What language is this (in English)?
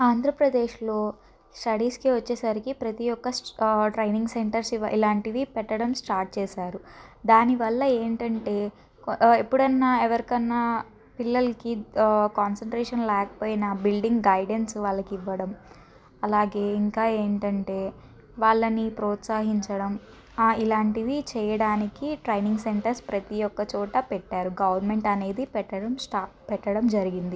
Telugu